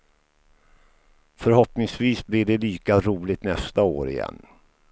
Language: Swedish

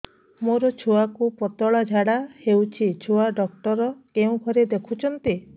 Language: Odia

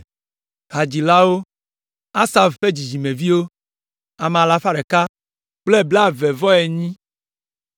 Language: Ewe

